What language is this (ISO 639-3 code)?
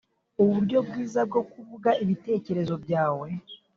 kin